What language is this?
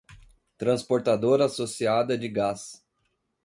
Portuguese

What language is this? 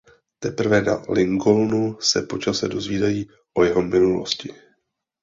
Czech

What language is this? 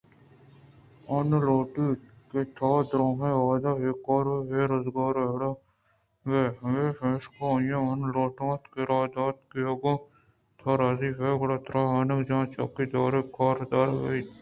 Eastern Balochi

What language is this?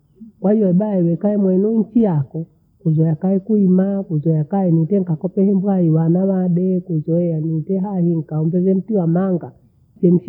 Bondei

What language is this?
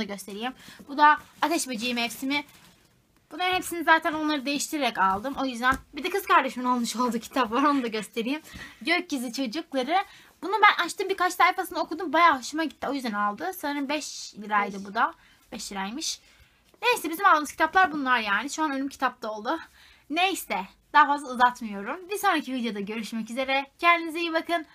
Turkish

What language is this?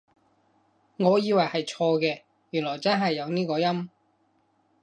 Cantonese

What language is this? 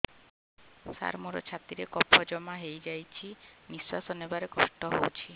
Odia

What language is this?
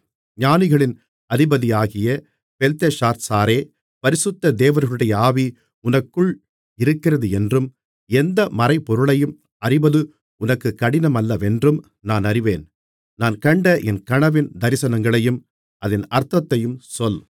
Tamil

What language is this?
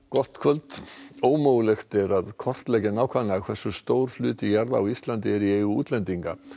Icelandic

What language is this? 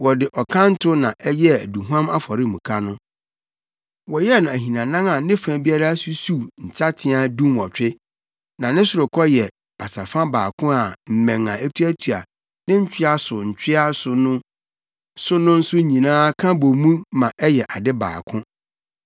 Akan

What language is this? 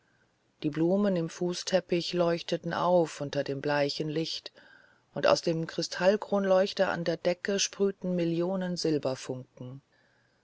German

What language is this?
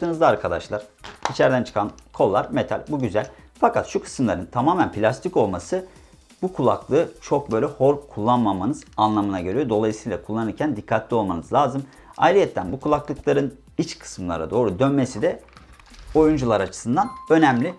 Turkish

